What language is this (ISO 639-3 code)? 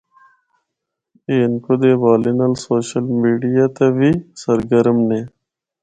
hno